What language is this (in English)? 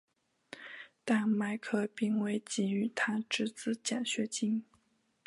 Chinese